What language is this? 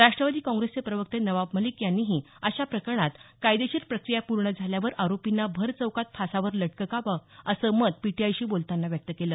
Marathi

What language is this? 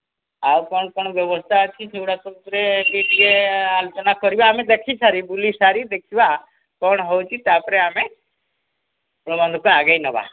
Odia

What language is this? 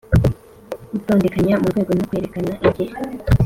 Kinyarwanda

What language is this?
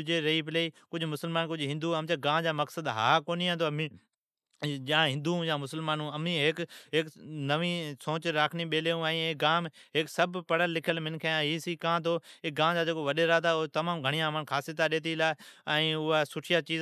Od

